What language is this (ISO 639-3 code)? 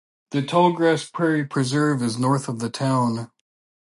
eng